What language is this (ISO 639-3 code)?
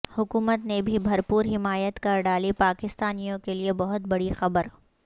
urd